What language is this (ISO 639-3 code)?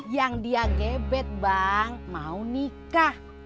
ind